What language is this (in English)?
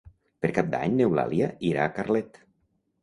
Catalan